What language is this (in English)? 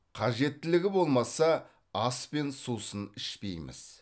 Kazakh